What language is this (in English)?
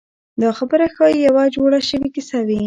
Pashto